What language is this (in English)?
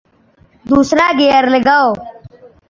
Urdu